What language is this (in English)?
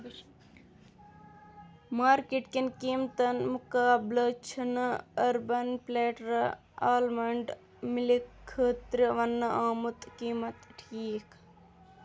Kashmiri